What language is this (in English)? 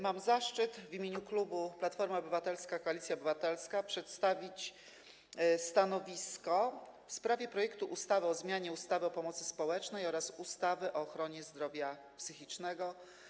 Polish